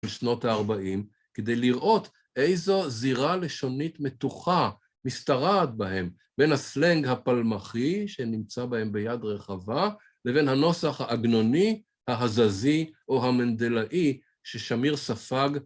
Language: Hebrew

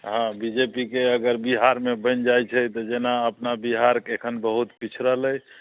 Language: Maithili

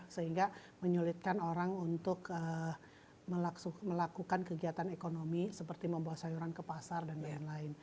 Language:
Indonesian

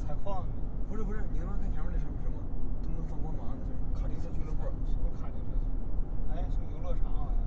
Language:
Chinese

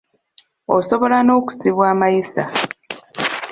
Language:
Ganda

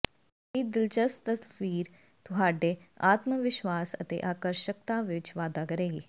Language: Punjabi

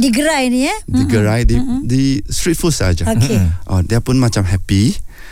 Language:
Malay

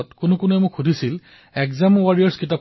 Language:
Assamese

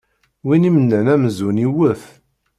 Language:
Kabyle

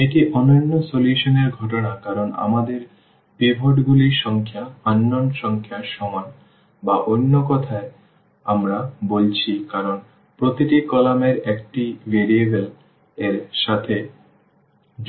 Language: Bangla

